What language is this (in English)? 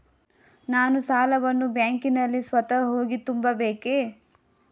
Kannada